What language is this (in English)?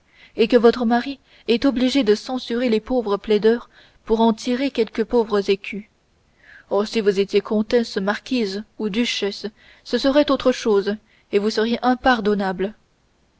French